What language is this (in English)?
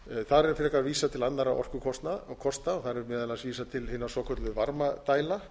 Icelandic